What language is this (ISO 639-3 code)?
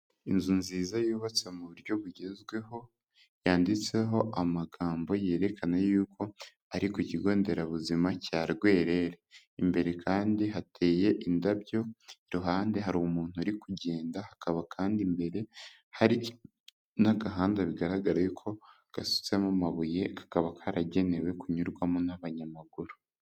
kin